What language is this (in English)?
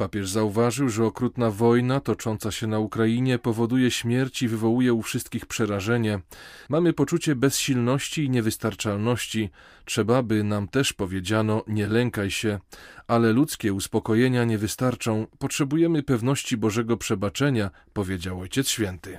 Polish